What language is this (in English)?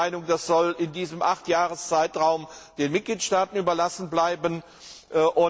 German